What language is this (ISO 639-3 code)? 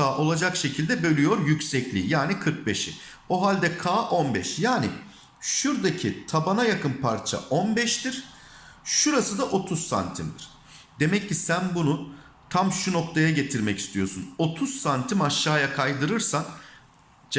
tur